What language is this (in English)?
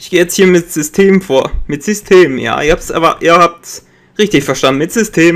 German